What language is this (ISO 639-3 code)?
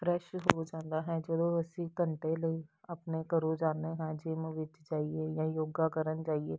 pan